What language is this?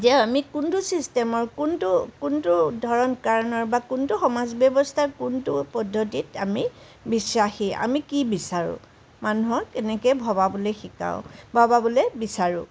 Assamese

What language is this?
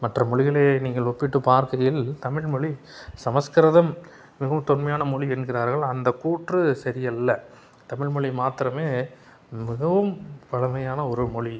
Tamil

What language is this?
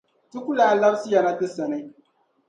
Dagbani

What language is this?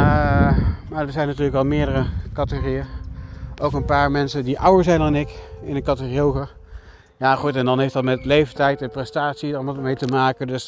Dutch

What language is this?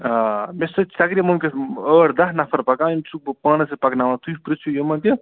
Kashmiri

